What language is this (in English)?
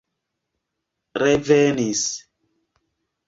Esperanto